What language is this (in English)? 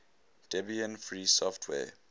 English